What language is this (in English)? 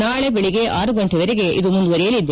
Kannada